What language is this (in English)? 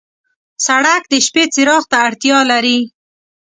Pashto